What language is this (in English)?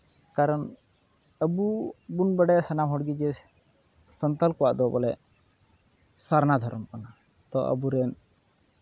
Santali